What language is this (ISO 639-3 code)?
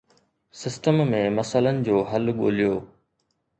snd